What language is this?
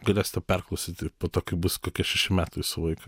Lithuanian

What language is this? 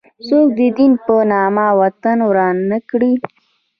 Pashto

